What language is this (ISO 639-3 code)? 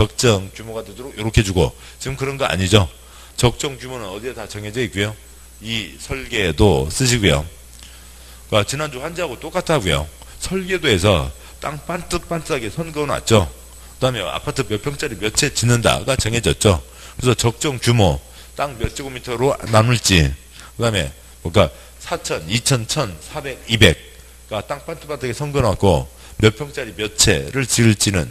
kor